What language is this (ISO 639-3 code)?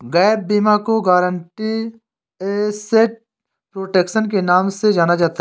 hin